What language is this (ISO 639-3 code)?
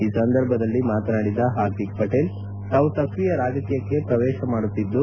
kan